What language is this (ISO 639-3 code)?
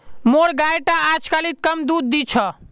mag